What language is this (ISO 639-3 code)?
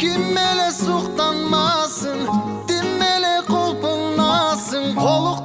tur